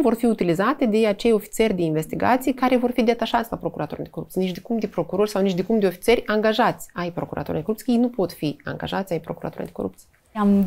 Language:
Romanian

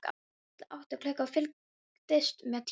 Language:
Icelandic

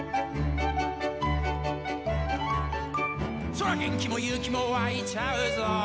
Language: Japanese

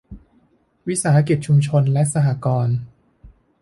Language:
Thai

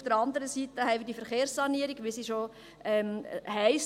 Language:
Swiss German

